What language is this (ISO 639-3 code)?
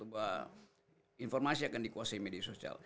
ind